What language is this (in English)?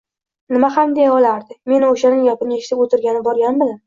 Uzbek